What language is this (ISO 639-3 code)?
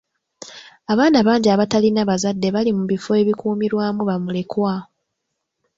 lug